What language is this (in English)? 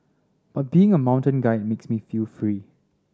English